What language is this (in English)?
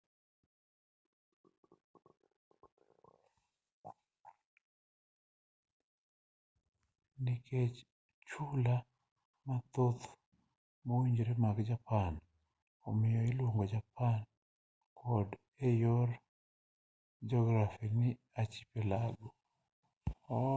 Luo (Kenya and Tanzania)